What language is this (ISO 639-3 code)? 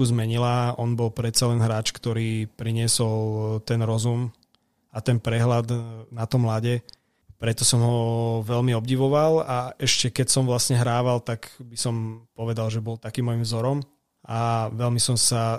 slk